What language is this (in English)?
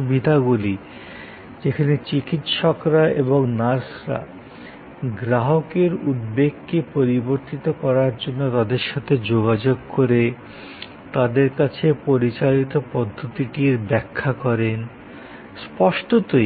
Bangla